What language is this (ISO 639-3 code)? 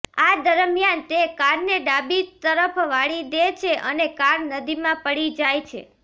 guj